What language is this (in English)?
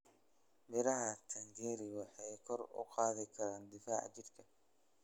Somali